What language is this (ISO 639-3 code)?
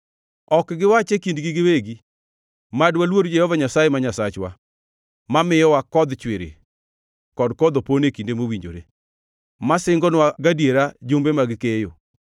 luo